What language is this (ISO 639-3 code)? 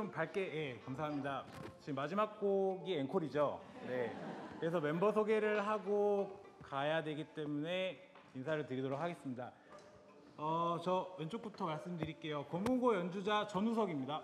kor